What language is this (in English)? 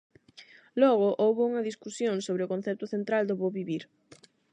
Galician